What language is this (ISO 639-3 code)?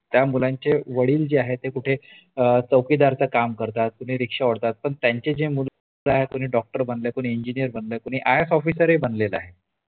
mar